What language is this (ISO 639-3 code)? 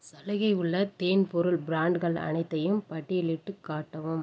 tam